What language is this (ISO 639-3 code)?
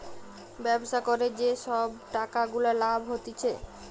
ben